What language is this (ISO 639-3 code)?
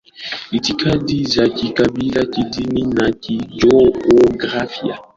swa